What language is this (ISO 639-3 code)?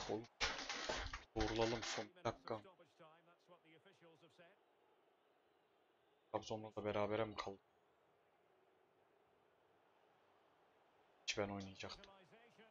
tur